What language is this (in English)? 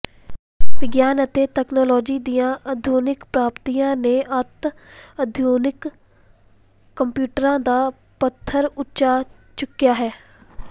Punjabi